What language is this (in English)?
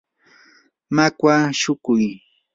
Yanahuanca Pasco Quechua